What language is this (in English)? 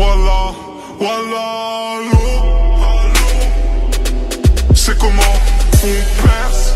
French